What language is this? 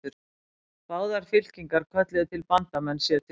Icelandic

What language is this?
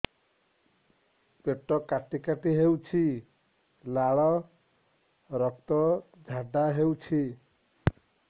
Odia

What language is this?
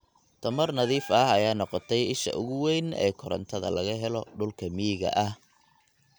Somali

